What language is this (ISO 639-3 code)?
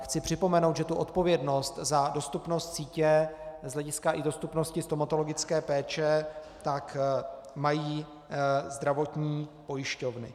ces